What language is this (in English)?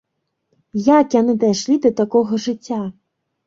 Belarusian